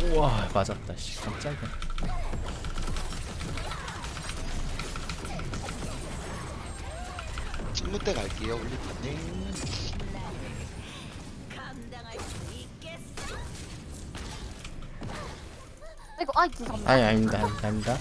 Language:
Korean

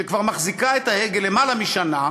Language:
Hebrew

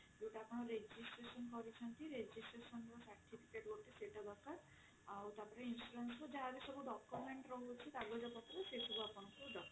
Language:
Odia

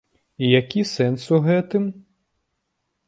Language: Belarusian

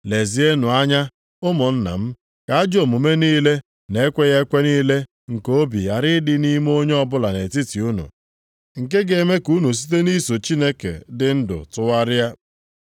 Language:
Igbo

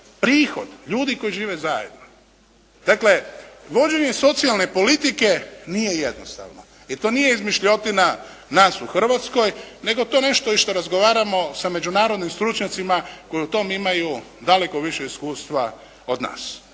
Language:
Croatian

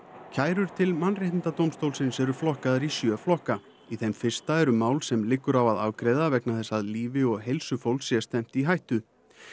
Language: Icelandic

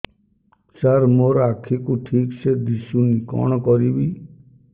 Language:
Odia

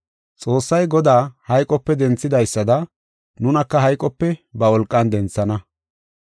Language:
Gofa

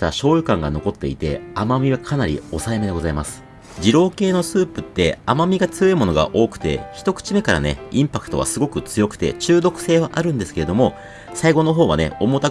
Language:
Japanese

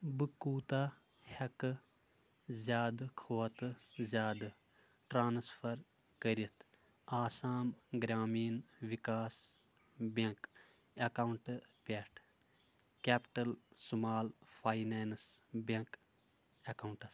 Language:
Kashmiri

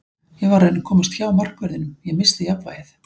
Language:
Icelandic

